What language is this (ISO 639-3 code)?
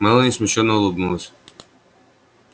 rus